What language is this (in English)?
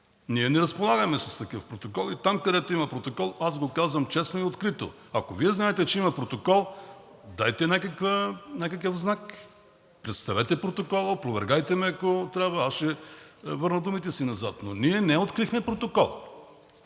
Bulgarian